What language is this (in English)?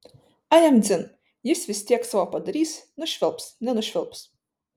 Lithuanian